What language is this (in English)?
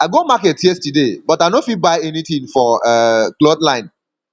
Nigerian Pidgin